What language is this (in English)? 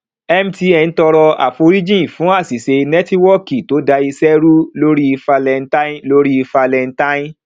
Yoruba